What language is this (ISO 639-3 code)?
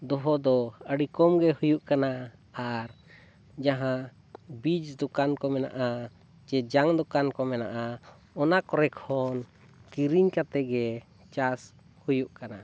sat